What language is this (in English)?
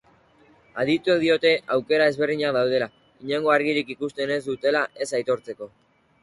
Basque